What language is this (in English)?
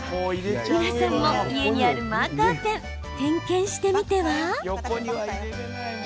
Japanese